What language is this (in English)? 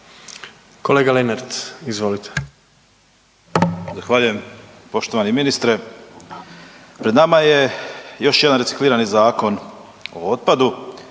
Croatian